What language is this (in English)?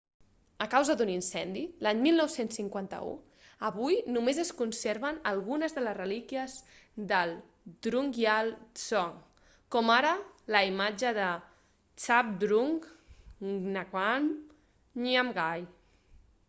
Catalan